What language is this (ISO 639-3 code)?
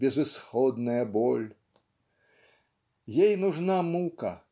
rus